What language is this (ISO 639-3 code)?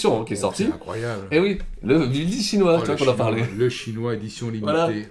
fra